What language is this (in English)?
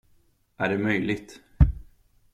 Swedish